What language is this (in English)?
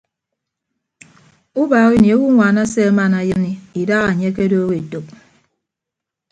Ibibio